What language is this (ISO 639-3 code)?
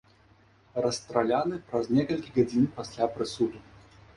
bel